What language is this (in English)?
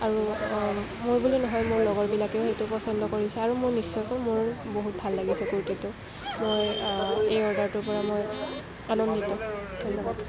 Assamese